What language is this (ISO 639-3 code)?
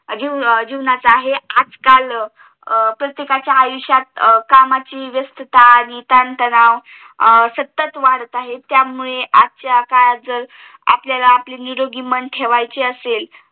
mar